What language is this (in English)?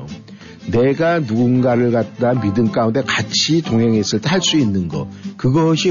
Korean